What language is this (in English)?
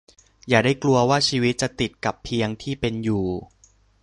Thai